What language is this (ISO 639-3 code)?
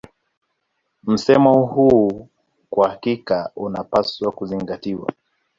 swa